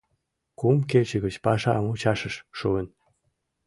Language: Mari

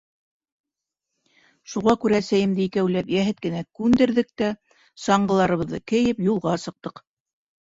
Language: Bashkir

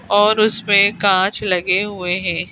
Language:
Hindi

